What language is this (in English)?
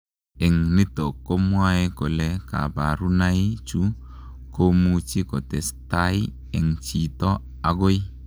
Kalenjin